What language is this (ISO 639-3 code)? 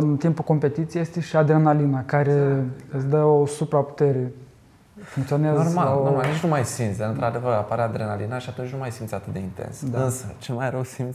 ron